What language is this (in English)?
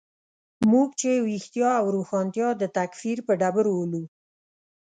Pashto